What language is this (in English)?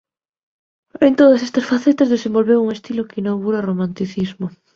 Galician